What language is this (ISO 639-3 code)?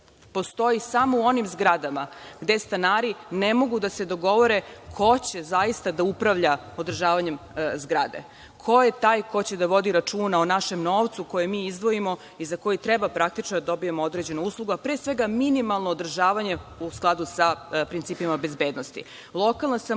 srp